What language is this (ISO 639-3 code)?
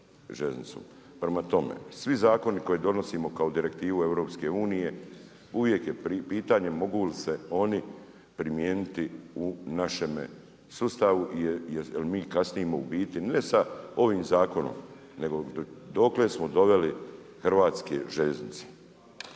hrv